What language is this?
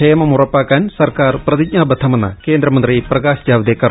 Malayalam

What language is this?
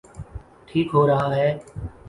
Urdu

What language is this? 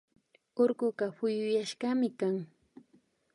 Imbabura Highland Quichua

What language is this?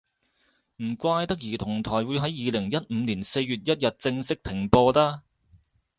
Cantonese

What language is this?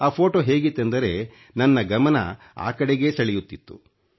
Kannada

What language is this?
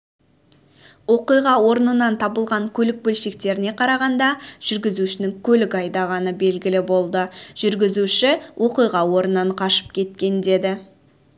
Kazakh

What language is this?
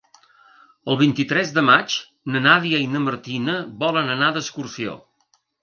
Catalan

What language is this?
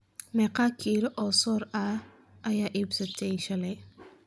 Somali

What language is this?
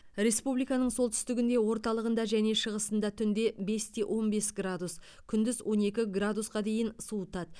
Kazakh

